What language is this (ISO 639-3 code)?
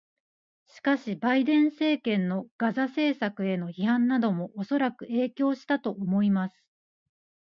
jpn